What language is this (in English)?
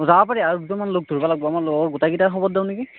Assamese